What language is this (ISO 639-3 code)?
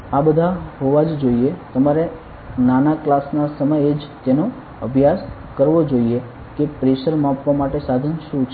guj